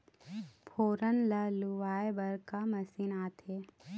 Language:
Chhattisgarhi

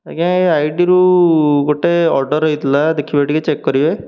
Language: Odia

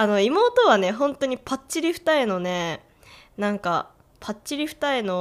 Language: Japanese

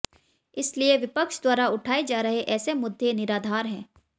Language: Hindi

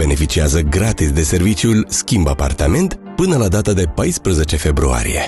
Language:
Romanian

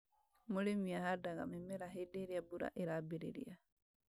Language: Kikuyu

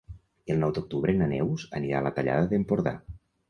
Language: Catalan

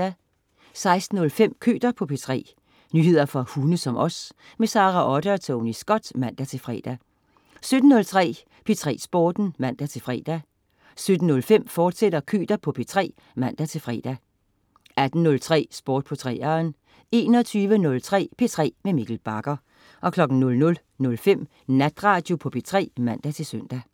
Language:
Danish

